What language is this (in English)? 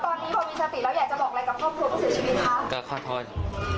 Thai